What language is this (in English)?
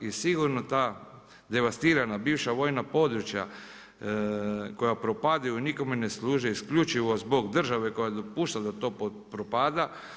Croatian